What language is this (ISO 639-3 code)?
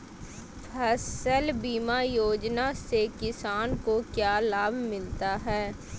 mag